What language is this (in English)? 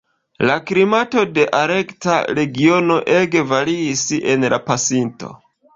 Esperanto